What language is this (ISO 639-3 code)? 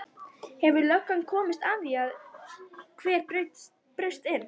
isl